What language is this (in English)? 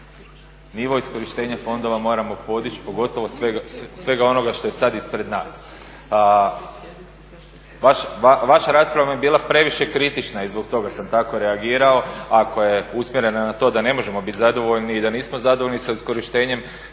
Croatian